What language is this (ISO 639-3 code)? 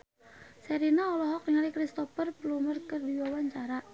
sun